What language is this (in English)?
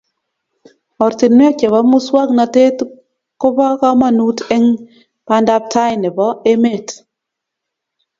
Kalenjin